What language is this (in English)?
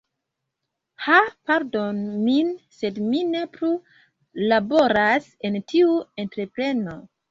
Esperanto